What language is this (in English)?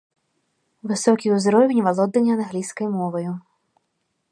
Belarusian